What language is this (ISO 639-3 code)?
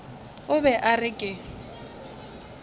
nso